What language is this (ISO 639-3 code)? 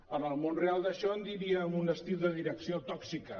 cat